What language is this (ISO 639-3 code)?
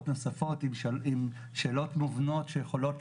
heb